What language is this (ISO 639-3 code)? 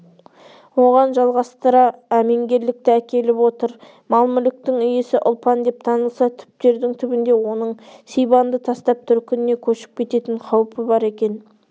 kaz